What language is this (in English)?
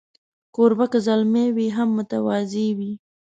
Pashto